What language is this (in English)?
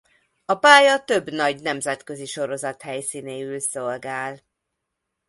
Hungarian